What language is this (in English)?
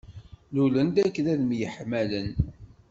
Kabyle